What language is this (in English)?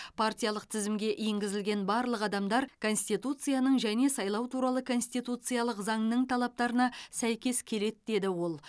Kazakh